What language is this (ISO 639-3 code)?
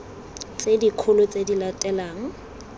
tsn